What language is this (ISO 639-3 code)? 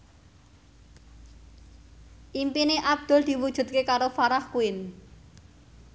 jav